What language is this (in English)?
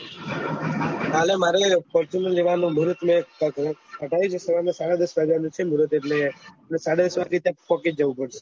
Gujarati